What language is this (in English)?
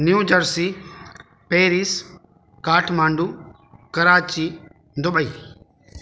Sindhi